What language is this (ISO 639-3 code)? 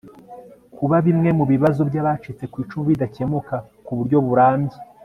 kin